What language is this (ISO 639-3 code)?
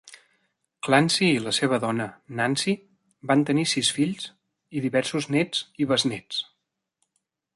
cat